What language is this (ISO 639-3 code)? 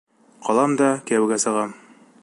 bak